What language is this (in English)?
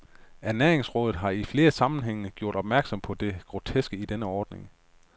Danish